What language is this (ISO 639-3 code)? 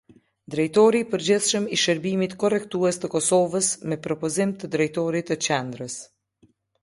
sqi